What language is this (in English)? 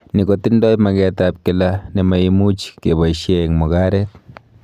Kalenjin